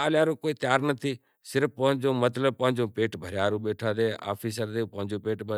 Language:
Kachi Koli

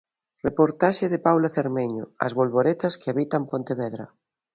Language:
Galician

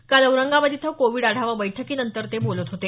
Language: Marathi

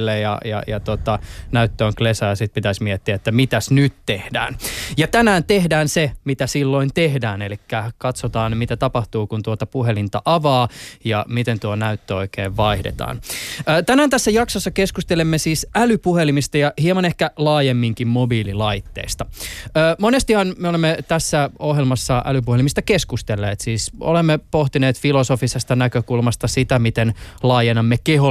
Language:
Finnish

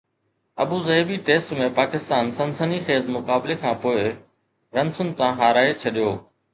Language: Sindhi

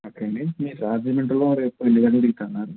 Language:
Telugu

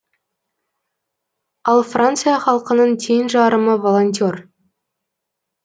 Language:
Kazakh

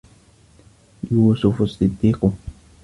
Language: Arabic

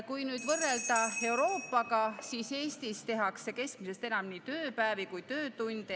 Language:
Estonian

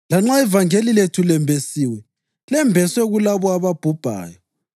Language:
North Ndebele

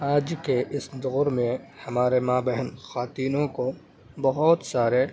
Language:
Urdu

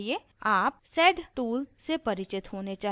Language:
Hindi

